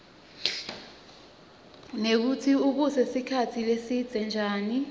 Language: Swati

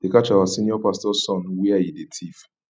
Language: Nigerian Pidgin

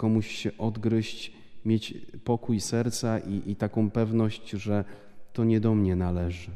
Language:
Polish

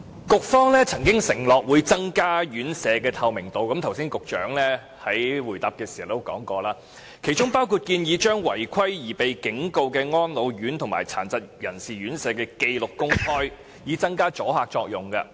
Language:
Cantonese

